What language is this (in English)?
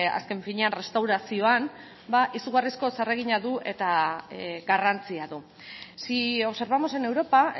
Basque